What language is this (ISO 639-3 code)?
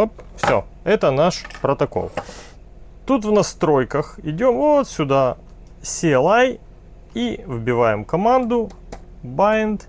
rus